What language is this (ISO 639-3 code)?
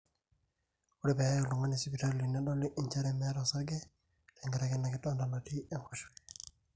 mas